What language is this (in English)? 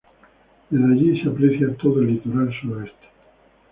Spanish